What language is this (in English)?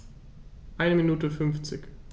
German